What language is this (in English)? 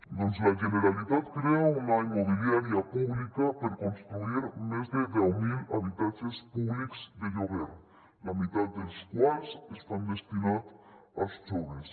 Catalan